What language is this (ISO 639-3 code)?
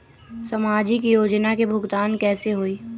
mag